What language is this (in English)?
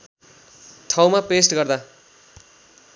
Nepali